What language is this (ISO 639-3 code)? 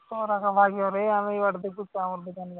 ori